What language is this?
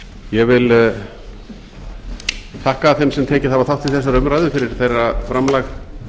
Icelandic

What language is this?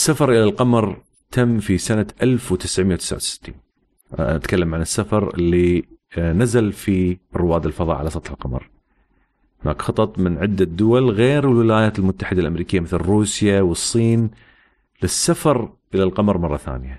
Arabic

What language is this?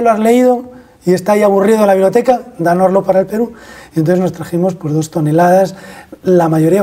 Spanish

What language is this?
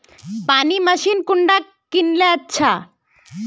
Magahi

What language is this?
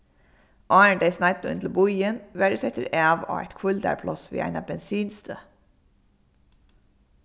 Faroese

